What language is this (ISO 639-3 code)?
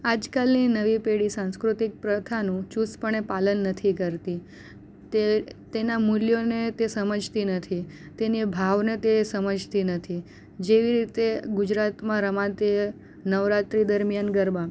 guj